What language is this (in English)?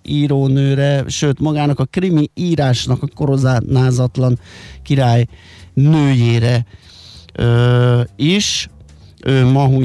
Hungarian